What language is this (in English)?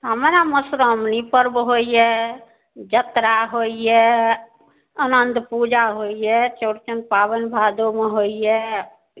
Maithili